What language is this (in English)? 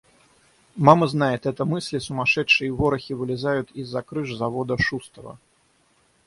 Russian